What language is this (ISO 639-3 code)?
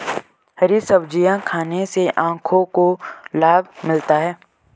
hin